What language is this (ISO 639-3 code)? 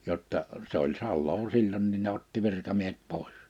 fin